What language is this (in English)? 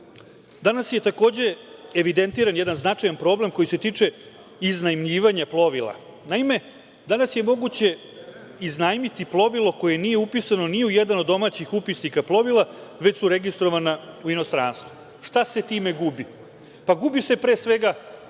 Serbian